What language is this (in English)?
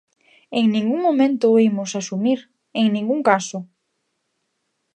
Galician